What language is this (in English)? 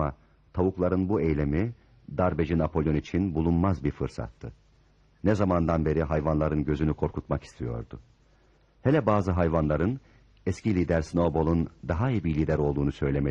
Turkish